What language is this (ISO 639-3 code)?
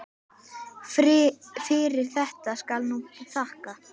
isl